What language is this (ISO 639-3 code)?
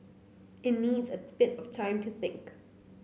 eng